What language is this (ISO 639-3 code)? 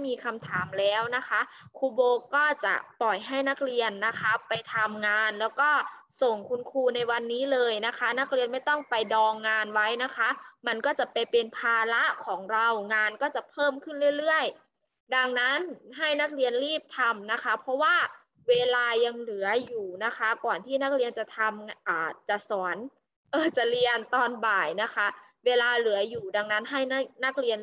tha